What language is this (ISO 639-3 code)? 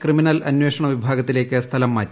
mal